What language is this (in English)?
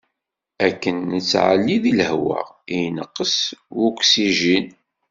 Kabyle